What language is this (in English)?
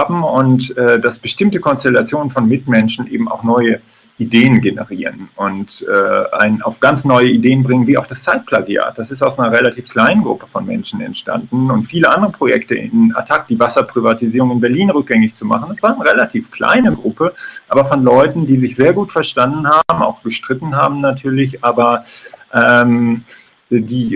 German